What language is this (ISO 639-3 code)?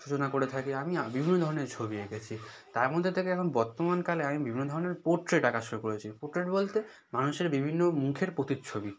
ben